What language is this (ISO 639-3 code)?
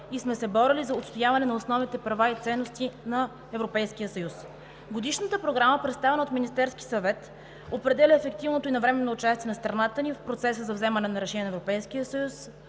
bul